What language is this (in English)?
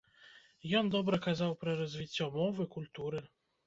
Belarusian